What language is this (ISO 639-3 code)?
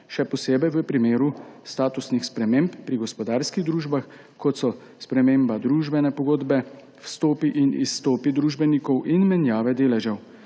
slv